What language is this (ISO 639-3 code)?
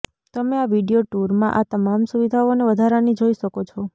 guj